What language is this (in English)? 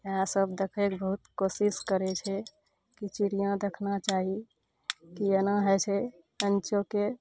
Maithili